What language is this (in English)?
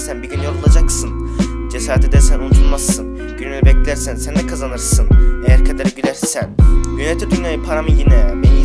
Turkish